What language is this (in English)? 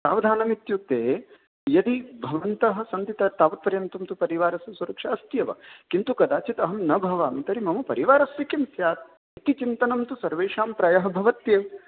Sanskrit